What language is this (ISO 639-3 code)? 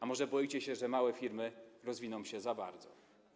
pol